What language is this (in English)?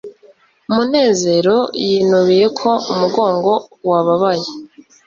Kinyarwanda